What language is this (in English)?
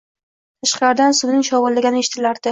Uzbek